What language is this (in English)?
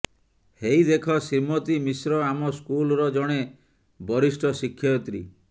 Odia